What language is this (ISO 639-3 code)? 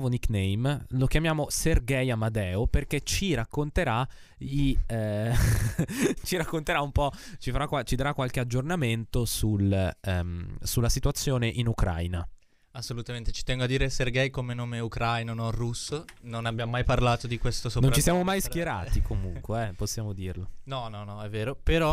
ita